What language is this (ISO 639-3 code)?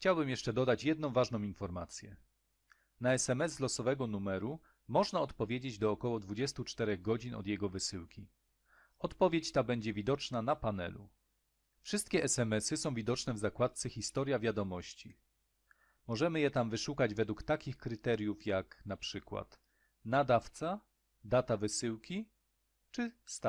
pol